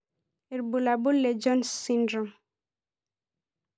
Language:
Masai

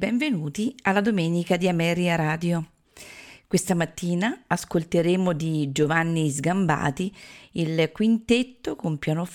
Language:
Italian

